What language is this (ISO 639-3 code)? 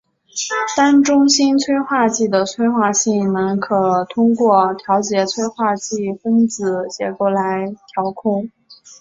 zho